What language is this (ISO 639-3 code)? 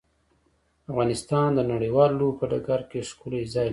pus